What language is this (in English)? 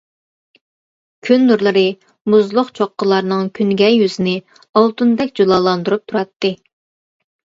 Uyghur